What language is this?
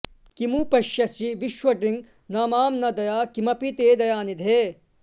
Sanskrit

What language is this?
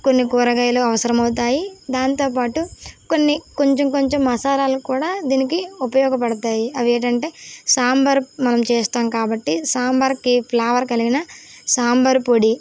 Telugu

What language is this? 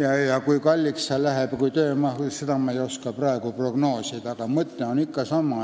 Estonian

